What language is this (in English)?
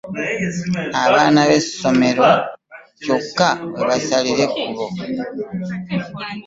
Ganda